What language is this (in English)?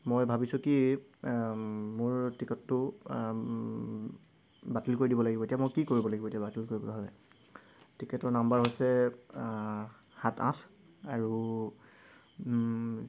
Assamese